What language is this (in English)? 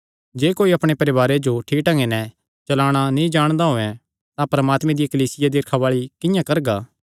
Kangri